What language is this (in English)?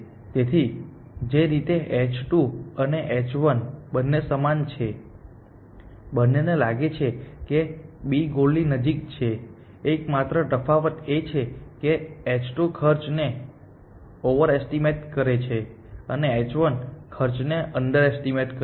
Gujarati